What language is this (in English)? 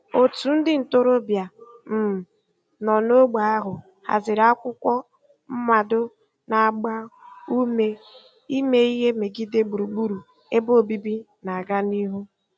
Igbo